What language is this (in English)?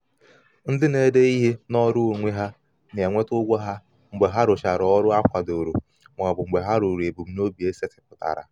Igbo